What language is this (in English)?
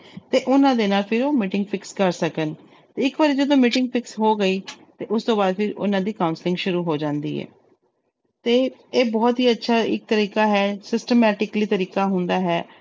Punjabi